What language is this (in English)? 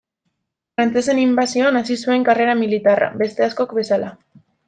Basque